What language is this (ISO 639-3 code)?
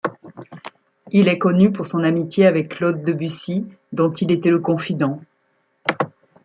fra